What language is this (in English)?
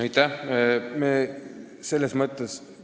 Estonian